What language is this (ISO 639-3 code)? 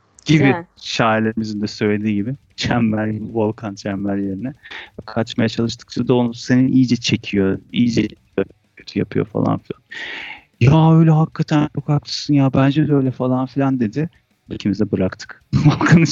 tur